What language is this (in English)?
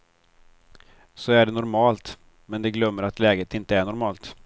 Swedish